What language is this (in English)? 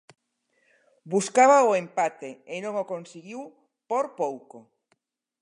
Galician